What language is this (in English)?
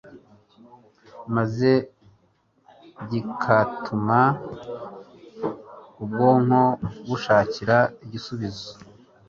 Kinyarwanda